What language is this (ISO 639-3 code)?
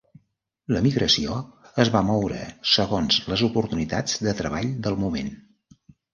cat